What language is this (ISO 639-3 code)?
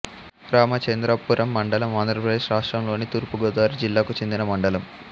tel